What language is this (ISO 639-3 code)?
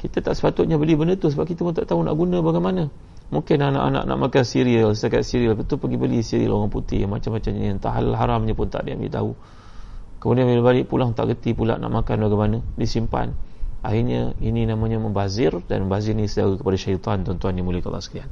msa